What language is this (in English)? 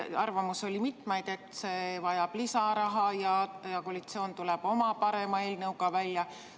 Estonian